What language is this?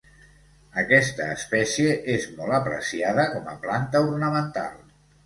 Catalan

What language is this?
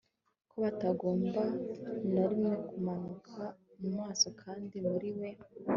Kinyarwanda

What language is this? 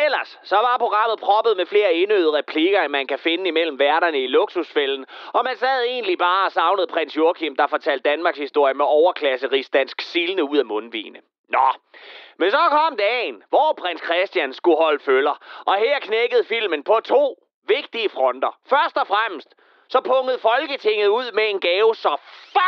Danish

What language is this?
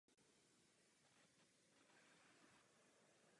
Czech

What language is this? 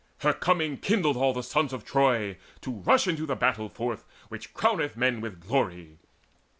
English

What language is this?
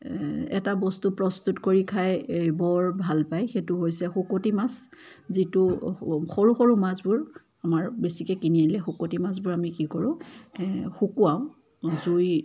Assamese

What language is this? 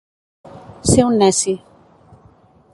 Catalan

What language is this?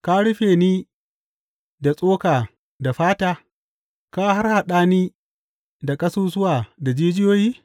Hausa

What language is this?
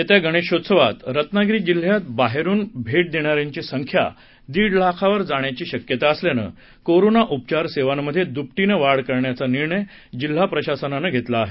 Marathi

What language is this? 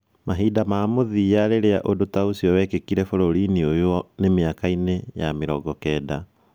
Kikuyu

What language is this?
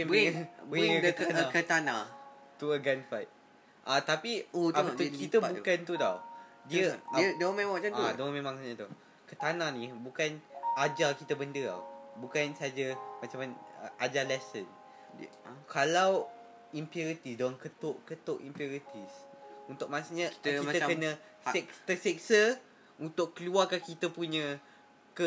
Malay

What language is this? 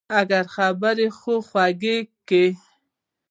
Pashto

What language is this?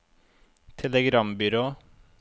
Norwegian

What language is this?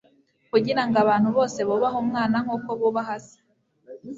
Kinyarwanda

